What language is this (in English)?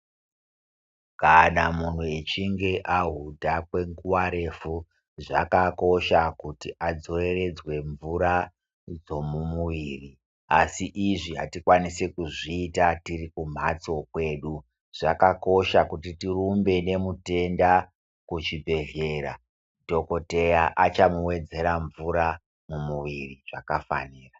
Ndau